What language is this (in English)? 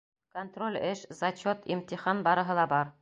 Bashkir